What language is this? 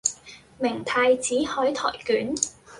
Cantonese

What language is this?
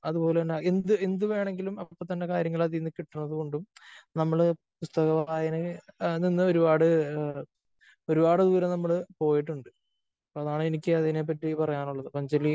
Malayalam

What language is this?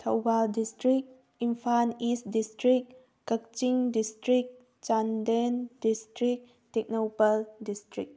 Manipuri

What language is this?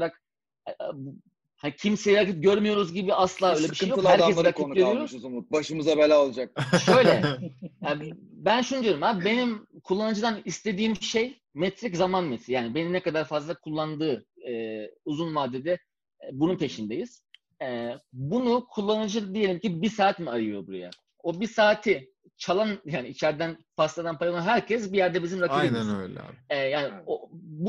Turkish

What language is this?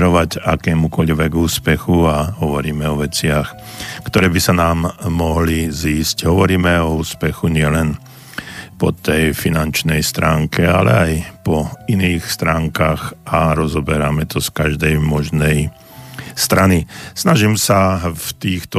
Slovak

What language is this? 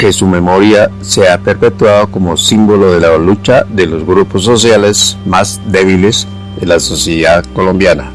Spanish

